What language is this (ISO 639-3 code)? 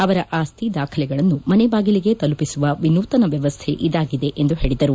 kan